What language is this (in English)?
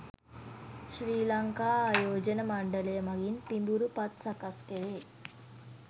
Sinhala